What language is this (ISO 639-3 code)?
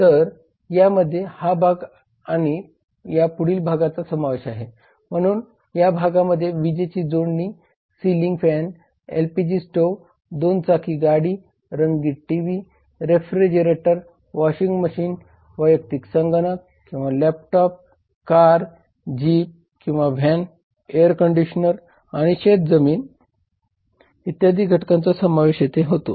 mar